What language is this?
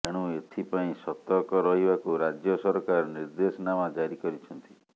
Odia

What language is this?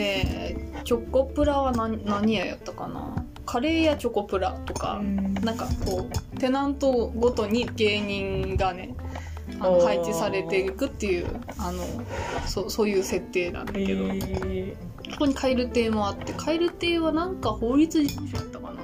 Japanese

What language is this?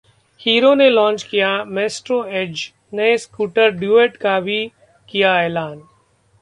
Hindi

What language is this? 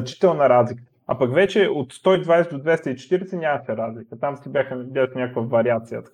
Bulgarian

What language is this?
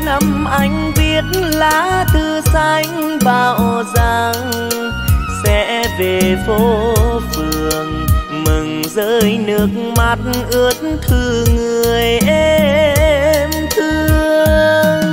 Vietnamese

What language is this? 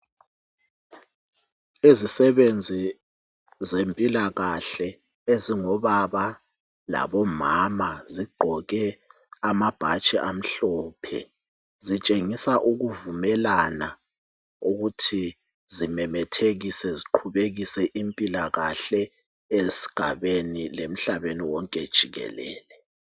North Ndebele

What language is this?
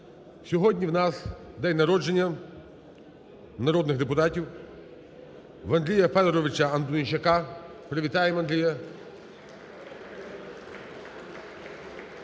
Ukrainian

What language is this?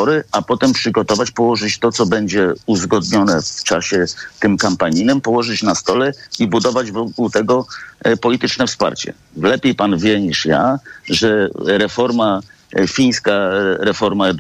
Polish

